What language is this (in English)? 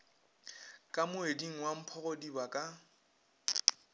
Northern Sotho